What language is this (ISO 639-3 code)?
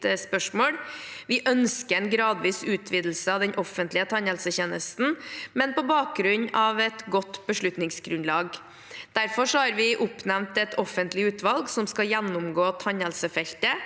nor